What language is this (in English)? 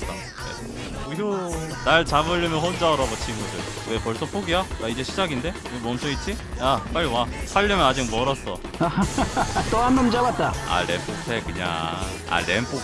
Korean